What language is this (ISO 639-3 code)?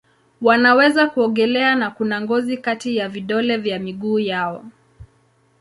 swa